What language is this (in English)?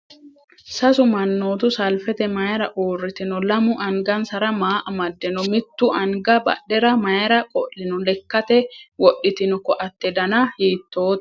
Sidamo